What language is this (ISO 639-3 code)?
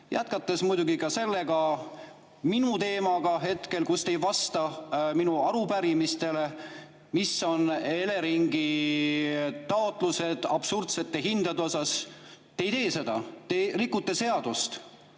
est